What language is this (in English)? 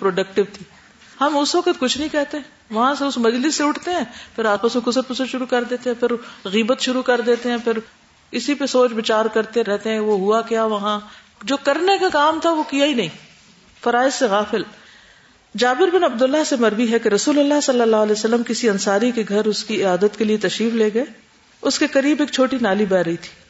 Urdu